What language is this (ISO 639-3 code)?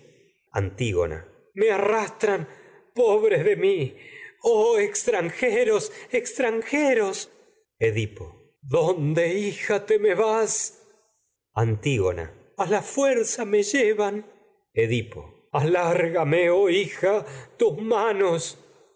spa